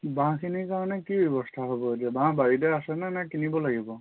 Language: Assamese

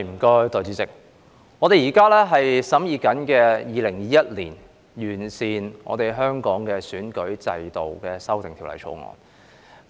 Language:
Cantonese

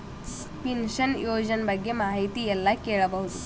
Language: Kannada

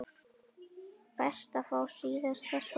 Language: Icelandic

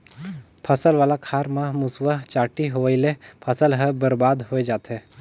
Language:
Chhattisgarhi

